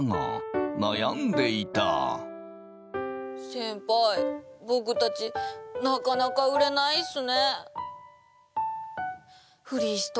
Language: Japanese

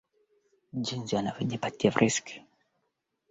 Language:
Swahili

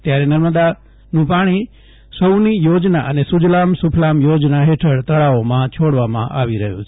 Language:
Gujarati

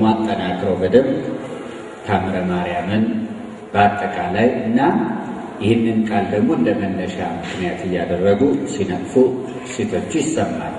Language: Arabic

